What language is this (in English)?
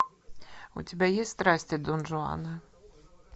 Russian